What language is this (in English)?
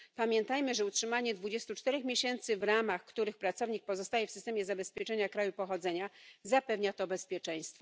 Polish